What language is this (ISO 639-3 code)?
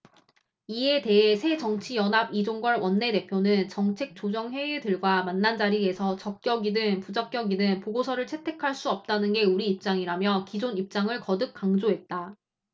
kor